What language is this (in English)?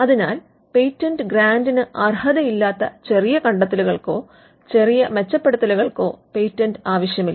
Malayalam